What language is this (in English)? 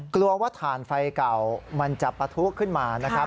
Thai